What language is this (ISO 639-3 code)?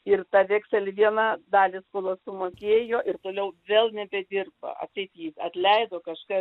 lit